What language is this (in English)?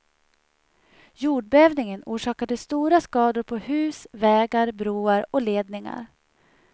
Swedish